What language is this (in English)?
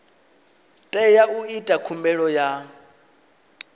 Venda